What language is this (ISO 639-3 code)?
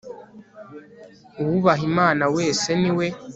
kin